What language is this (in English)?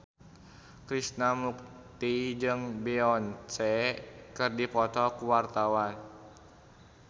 Sundanese